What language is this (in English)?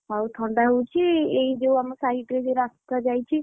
Odia